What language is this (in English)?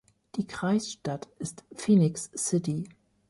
German